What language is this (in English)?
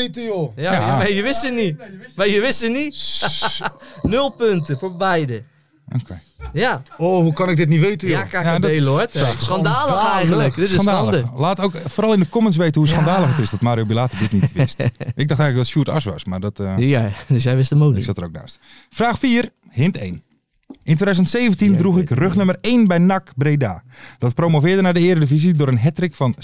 Dutch